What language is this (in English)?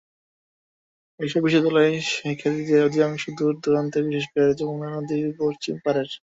Bangla